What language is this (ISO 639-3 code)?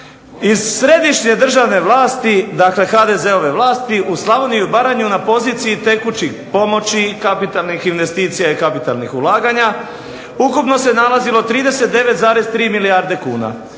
hrv